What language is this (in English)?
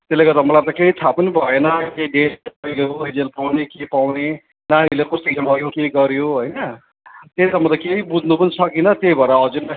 Nepali